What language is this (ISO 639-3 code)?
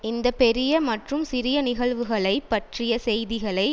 tam